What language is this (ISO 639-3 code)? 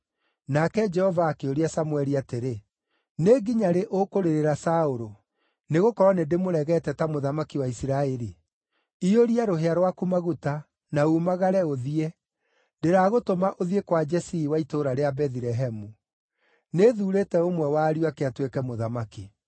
kik